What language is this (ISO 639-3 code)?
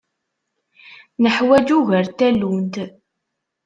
kab